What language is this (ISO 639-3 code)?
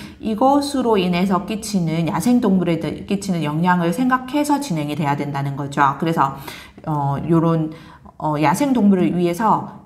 kor